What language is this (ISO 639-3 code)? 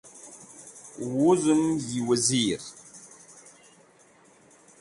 wbl